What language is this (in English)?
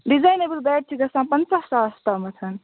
Kashmiri